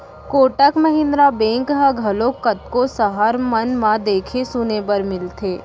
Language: Chhattisgarhi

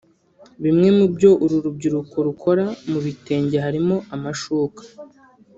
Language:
Kinyarwanda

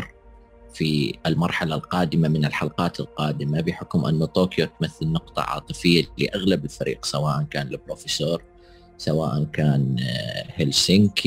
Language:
Arabic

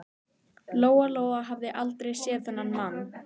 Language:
Icelandic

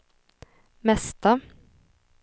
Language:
Swedish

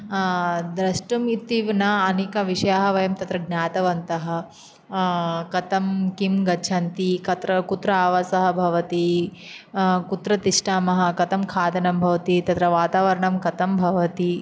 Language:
Sanskrit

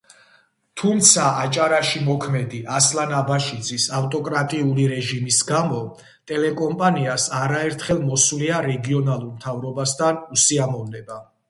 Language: Georgian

